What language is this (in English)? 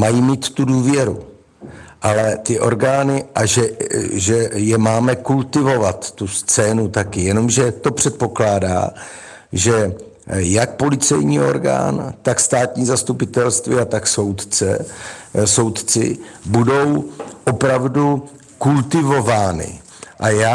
Czech